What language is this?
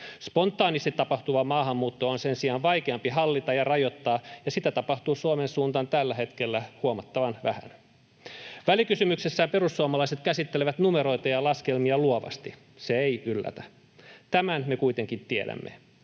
Finnish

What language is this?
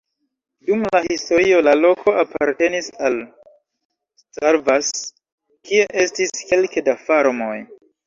Esperanto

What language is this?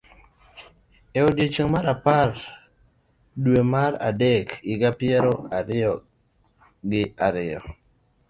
Luo (Kenya and Tanzania)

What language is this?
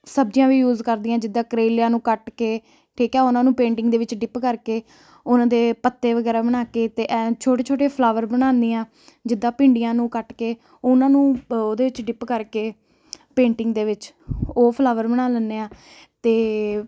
Punjabi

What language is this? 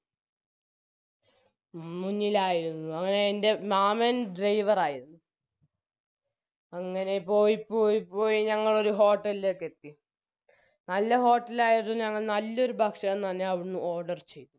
Malayalam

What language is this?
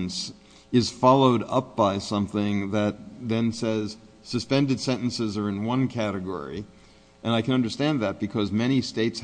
English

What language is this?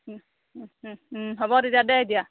Assamese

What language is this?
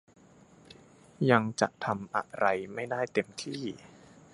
Thai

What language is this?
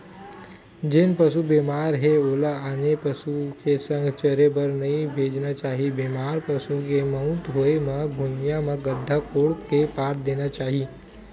Chhattisgarhi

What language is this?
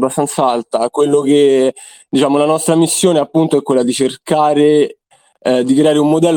Italian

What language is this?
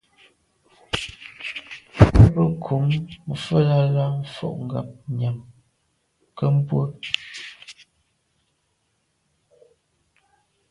Medumba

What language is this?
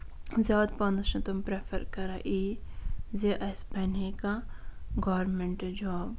Kashmiri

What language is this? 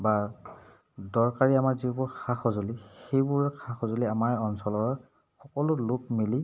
Assamese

